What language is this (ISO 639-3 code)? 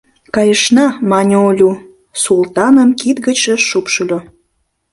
chm